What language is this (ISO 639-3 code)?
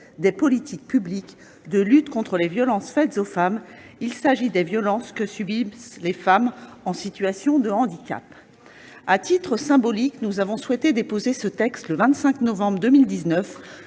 fra